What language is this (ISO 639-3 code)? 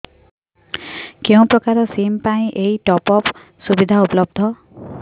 ori